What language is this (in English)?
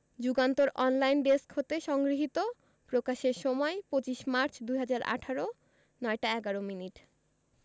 Bangla